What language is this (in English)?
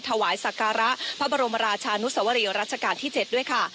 Thai